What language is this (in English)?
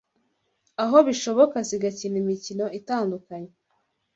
Kinyarwanda